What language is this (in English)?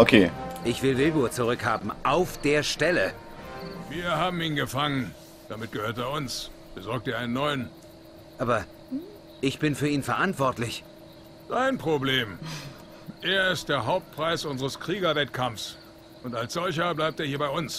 German